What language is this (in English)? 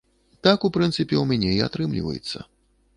Belarusian